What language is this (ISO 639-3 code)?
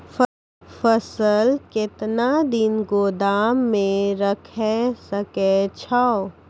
mai